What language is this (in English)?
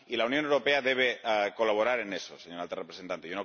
Spanish